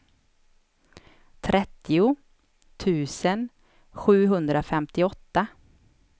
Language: Swedish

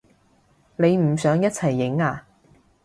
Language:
Cantonese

